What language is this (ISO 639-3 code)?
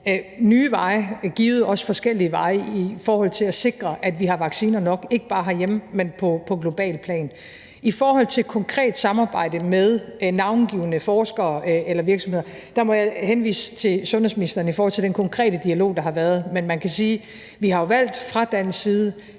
dan